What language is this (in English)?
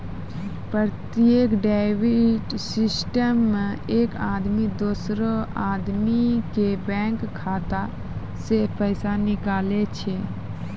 Maithili